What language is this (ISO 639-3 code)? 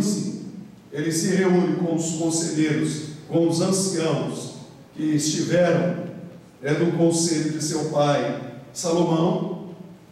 por